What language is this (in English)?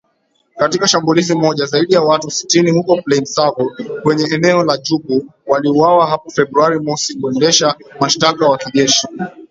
Swahili